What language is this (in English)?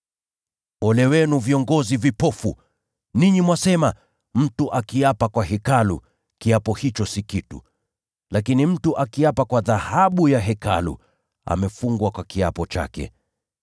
Swahili